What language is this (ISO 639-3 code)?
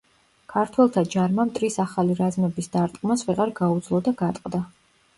kat